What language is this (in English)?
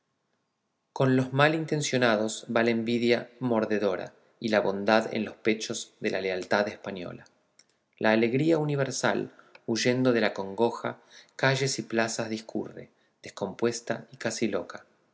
Spanish